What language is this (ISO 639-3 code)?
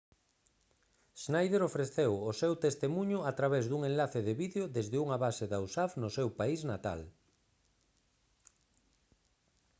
glg